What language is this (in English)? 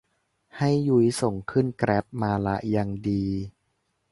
Thai